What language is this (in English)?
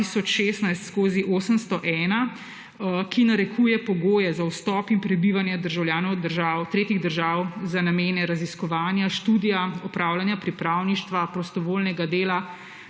Slovenian